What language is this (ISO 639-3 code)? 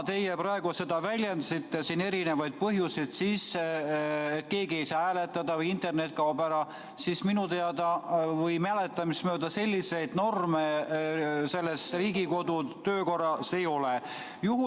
est